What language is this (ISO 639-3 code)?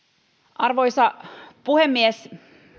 fin